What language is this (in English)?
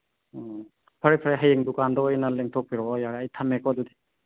Manipuri